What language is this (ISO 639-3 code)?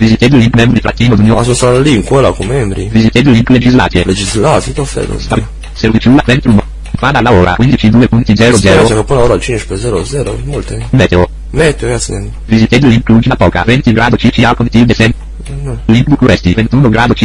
ron